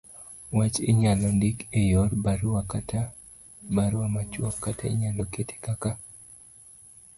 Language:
Luo (Kenya and Tanzania)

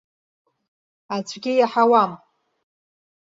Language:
Abkhazian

